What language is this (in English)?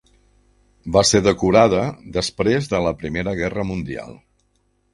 Catalan